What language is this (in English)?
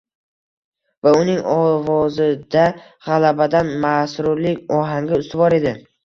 Uzbek